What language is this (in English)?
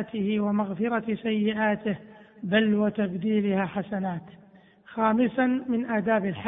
Arabic